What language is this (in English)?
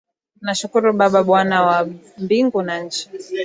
Swahili